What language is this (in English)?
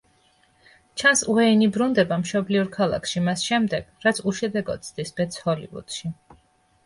Georgian